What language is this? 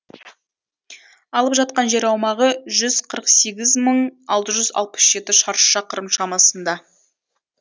Kazakh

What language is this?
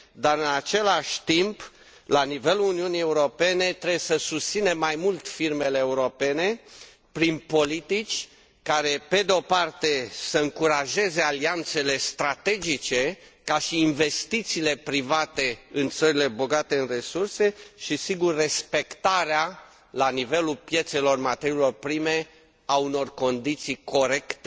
Romanian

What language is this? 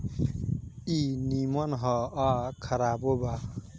Bhojpuri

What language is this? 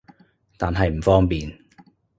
Cantonese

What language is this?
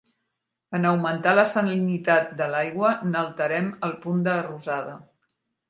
Catalan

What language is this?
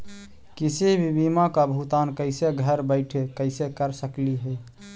Magahi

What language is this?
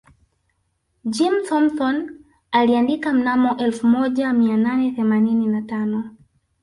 Swahili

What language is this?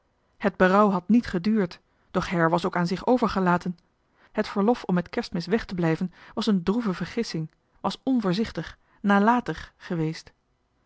Dutch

